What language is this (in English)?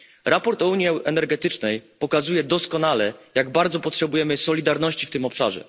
Polish